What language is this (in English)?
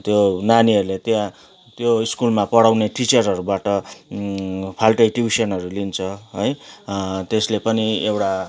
Nepali